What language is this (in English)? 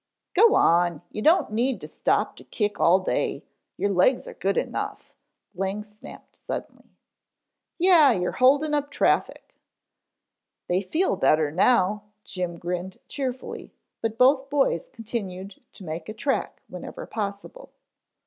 English